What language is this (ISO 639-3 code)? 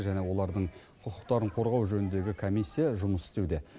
kaz